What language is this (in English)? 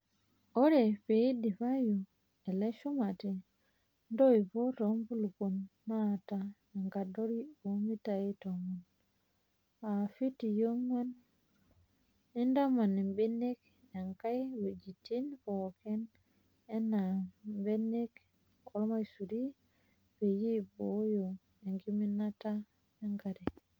Masai